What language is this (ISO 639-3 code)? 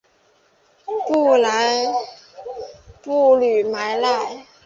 zho